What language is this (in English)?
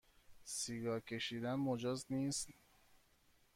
Persian